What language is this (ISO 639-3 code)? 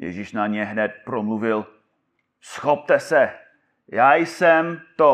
ces